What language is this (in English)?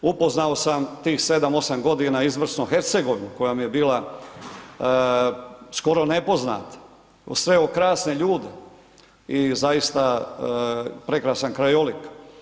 Croatian